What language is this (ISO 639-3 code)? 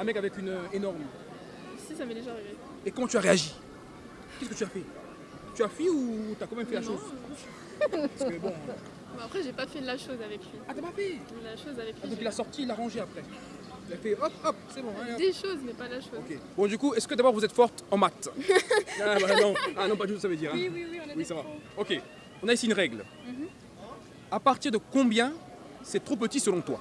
fra